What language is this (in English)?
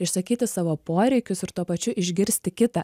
Lithuanian